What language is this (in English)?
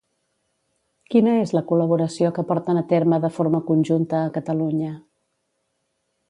Catalan